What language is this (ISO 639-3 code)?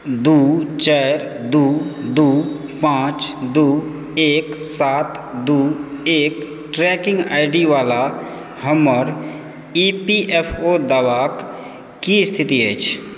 mai